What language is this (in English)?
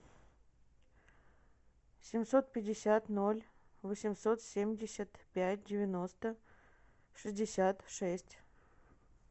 Russian